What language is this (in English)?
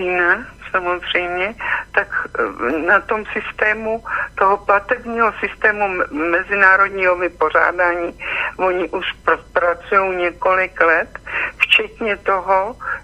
Czech